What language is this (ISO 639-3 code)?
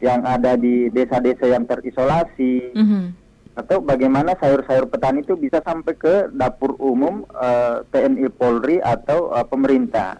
ind